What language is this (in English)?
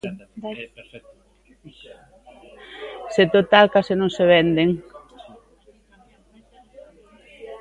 Galician